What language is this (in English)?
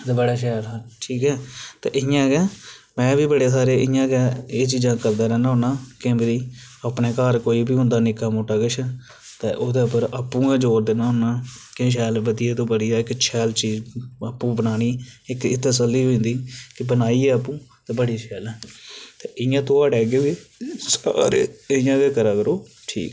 Dogri